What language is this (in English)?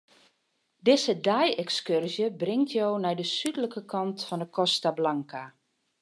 Western Frisian